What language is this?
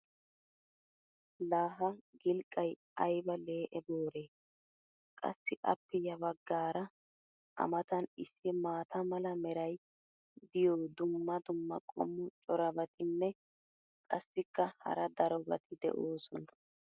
Wolaytta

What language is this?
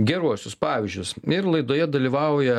Lithuanian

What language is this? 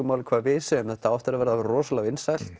Icelandic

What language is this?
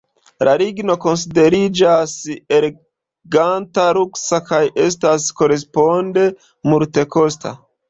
Esperanto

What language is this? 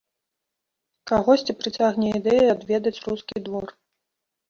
Belarusian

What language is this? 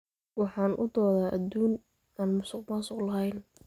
Somali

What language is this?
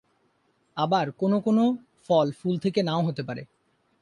Bangla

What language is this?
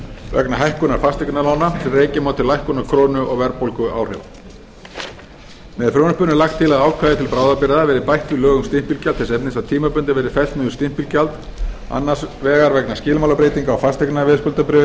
Icelandic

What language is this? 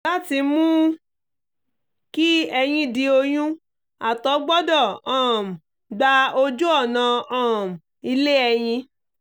Yoruba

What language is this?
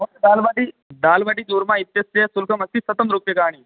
Sanskrit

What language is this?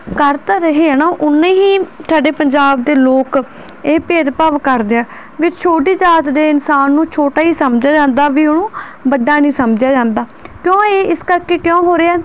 Punjabi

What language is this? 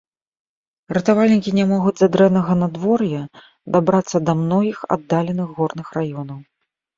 Belarusian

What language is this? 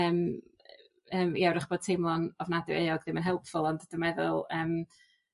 Welsh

